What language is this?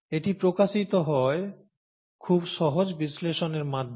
Bangla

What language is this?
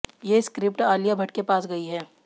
Hindi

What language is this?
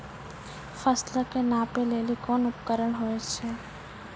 Maithili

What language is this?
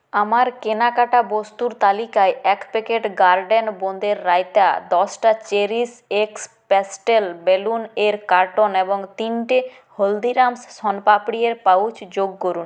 Bangla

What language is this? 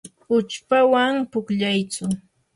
Yanahuanca Pasco Quechua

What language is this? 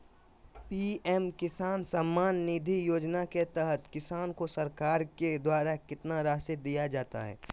Magahi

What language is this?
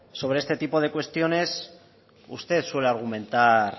Spanish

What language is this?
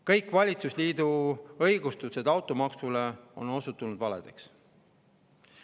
Estonian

